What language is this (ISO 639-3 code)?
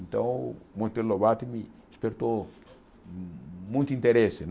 por